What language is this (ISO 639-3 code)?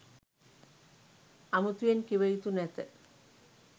sin